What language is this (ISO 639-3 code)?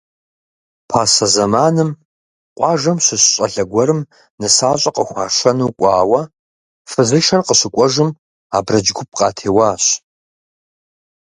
kbd